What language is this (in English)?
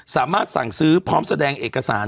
Thai